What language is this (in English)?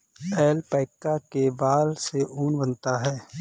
Hindi